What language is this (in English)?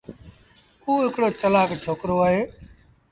Sindhi Bhil